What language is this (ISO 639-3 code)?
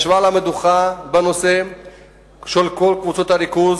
heb